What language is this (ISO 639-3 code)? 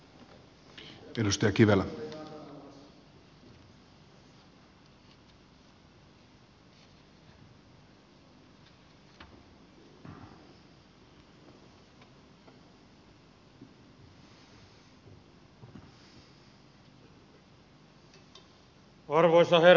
fin